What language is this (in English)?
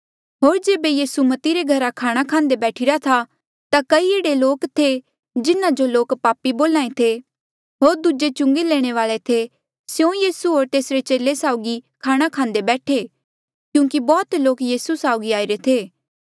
Mandeali